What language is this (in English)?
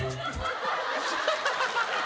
Japanese